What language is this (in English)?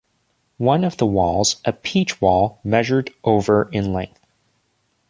English